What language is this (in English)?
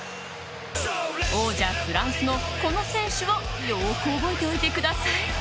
Japanese